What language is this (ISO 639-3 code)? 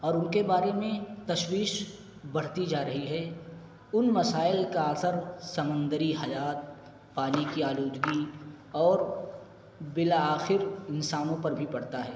urd